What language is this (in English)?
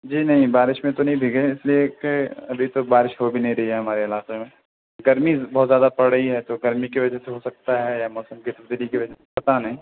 Urdu